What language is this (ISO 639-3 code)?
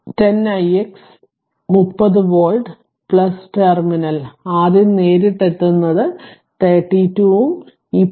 mal